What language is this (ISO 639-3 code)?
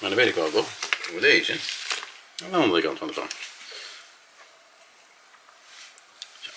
nld